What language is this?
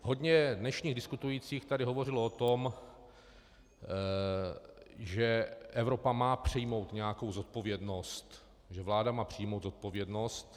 Czech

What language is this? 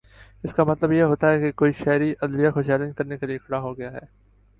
Urdu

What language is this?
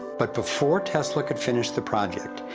English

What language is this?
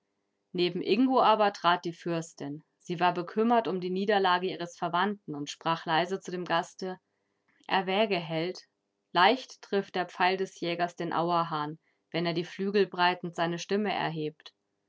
German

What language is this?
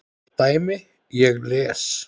Icelandic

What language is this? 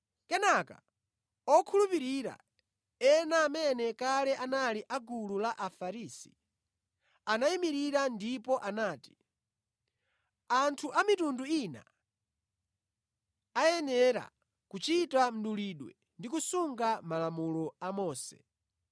Nyanja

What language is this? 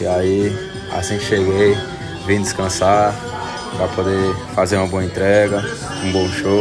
Portuguese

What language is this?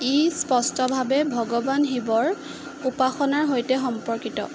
Assamese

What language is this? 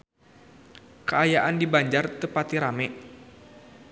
Sundanese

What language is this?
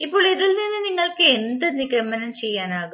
Malayalam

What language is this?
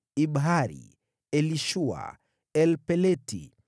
Swahili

